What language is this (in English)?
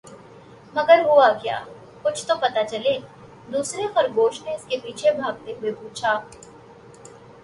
Urdu